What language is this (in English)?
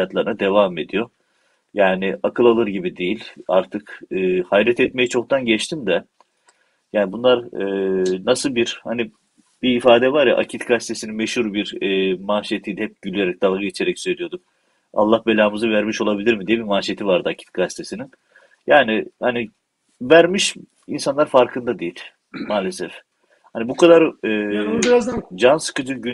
Turkish